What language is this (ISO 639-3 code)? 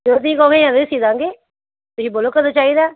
pan